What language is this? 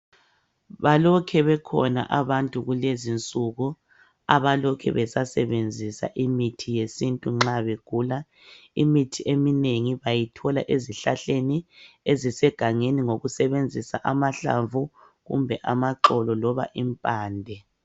North Ndebele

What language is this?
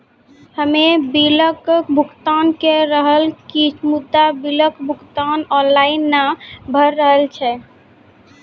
Maithili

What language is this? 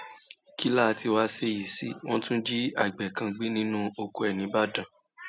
Yoruba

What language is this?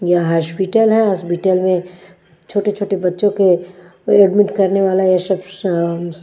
Hindi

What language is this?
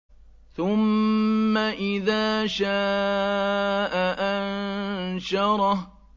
Arabic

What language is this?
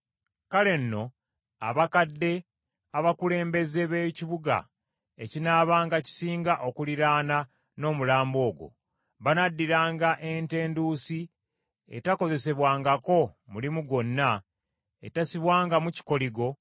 Ganda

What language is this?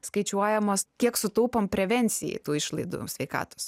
Lithuanian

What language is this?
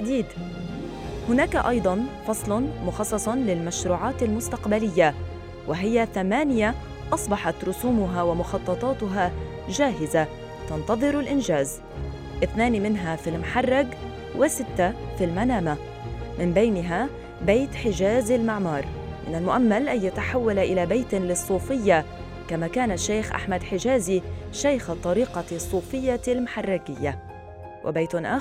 Arabic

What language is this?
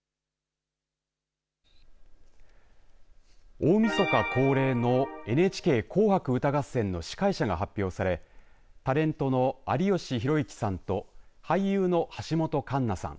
Japanese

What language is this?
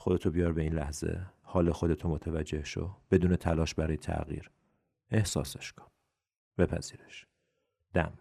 Persian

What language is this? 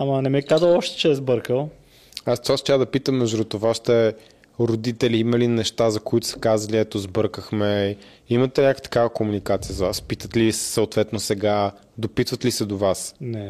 Bulgarian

